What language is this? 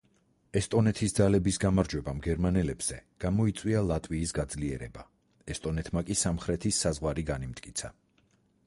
Georgian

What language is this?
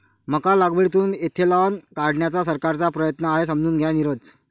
Marathi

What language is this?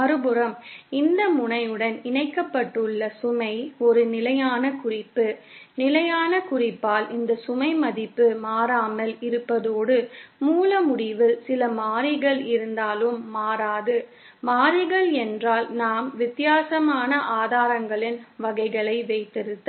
Tamil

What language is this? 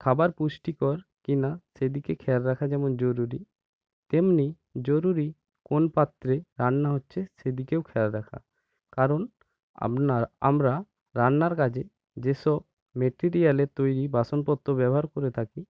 Bangla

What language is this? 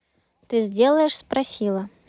Russian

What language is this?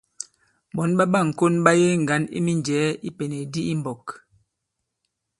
Bankon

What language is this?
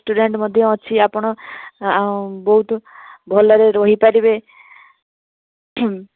Odia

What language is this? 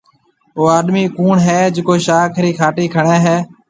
Marwari (Pakistan)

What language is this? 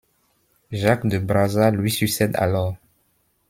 French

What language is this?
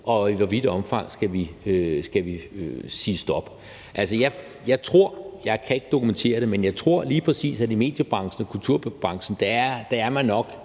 Danish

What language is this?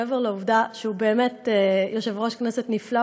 Hebrew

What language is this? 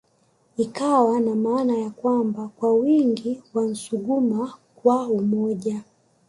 Swahili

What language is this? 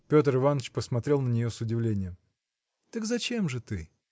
Russian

